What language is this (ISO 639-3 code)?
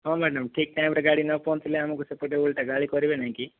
ori